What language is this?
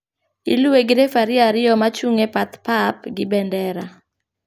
Luo (Kenya and Tanzania)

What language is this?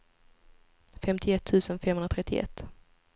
Swedish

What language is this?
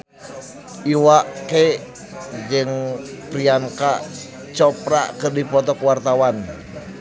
Sundanese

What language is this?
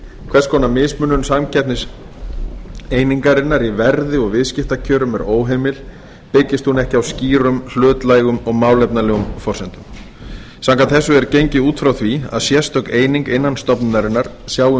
Icelandic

